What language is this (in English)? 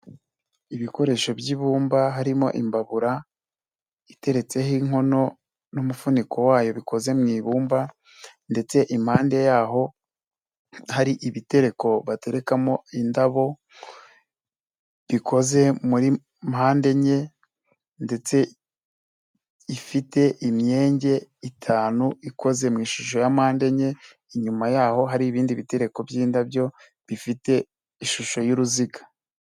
Kinyarwanda